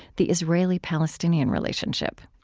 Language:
English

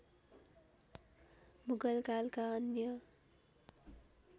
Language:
Nepali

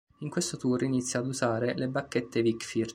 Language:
Italian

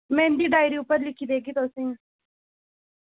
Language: Dogri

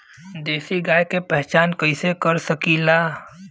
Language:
Bhojpuri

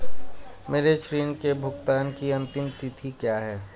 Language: Hindi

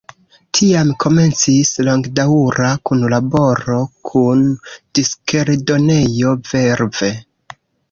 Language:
Esperanto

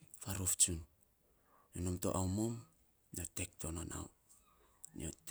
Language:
Saposa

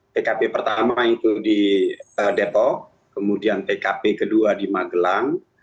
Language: Indonesian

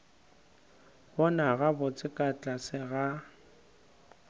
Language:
Northern Sotho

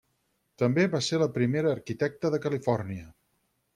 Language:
Catalan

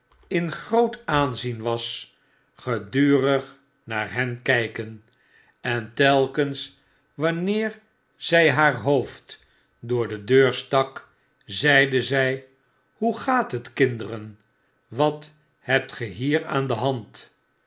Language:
Dutch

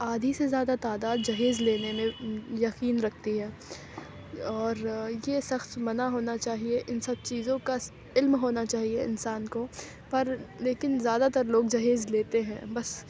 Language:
Urdu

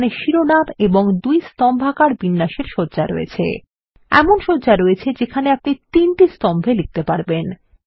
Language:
Bangla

